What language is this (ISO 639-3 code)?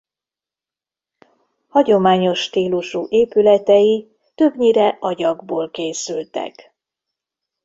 hun